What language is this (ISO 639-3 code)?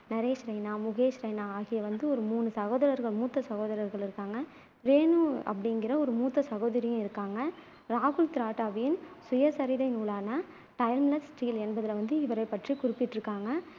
tam